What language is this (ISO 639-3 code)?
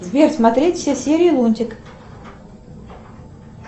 rus